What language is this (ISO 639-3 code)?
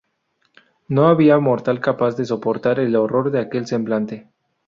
spa